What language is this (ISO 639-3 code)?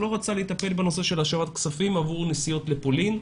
heb